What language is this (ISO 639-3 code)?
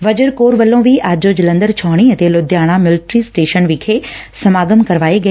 pan